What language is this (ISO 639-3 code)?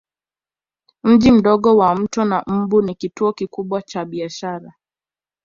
swa